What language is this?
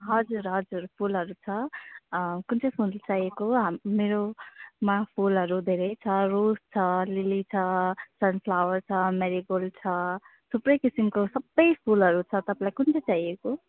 Nepali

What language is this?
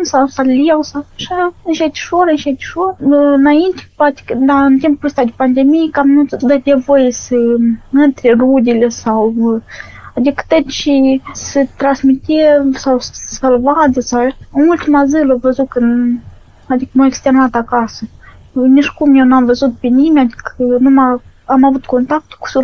Romanian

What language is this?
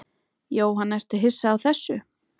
Icelandic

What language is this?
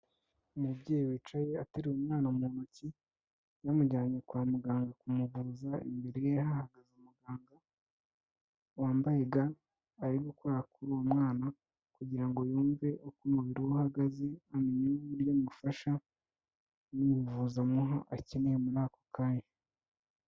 Kinyarwanda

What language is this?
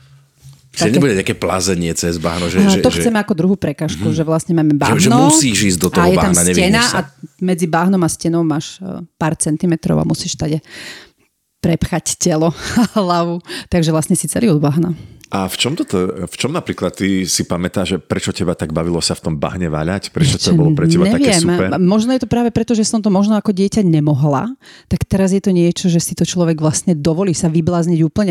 Slovak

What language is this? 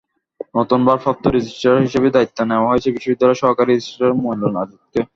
Bangla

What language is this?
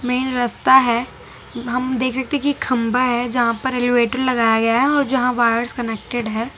Hindi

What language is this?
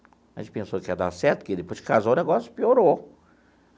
Portuguese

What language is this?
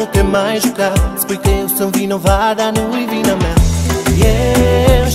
Romanian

